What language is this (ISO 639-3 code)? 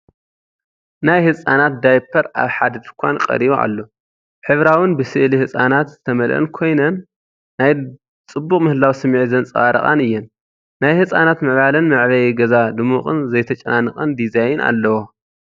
tir